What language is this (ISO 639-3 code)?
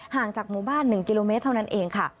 tha